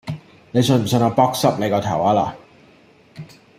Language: Cantonese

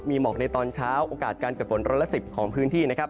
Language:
Thai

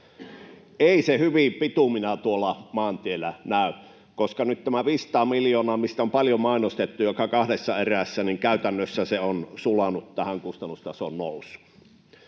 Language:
Finnish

